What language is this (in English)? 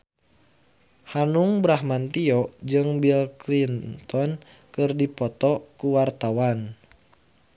Sundanese